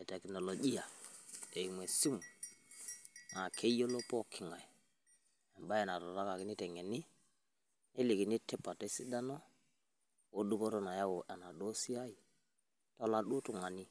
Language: Masai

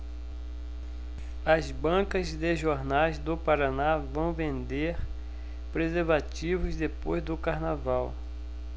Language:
Portuguese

